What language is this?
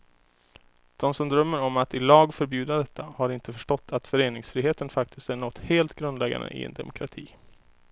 Swedish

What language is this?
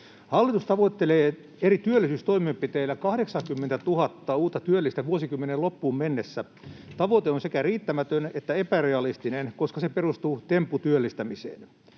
Finnish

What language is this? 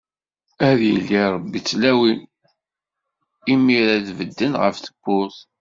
Kabyle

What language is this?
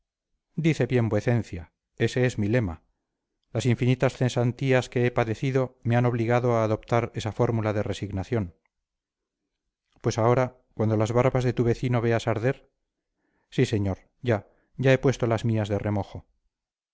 Spanish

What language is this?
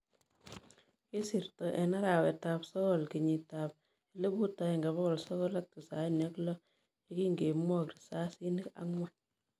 Kalenjin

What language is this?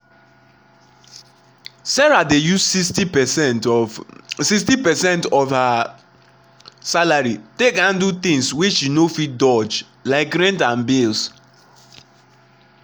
Nigerian Pidgin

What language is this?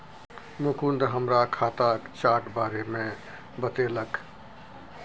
Maithili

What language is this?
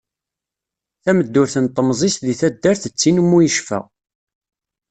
Kabyle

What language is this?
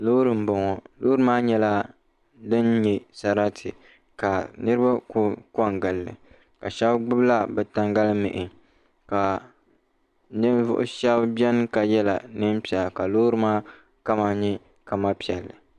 Dagbani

